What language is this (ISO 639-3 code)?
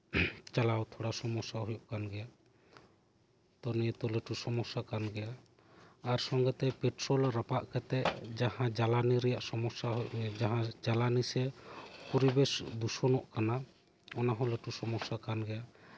sat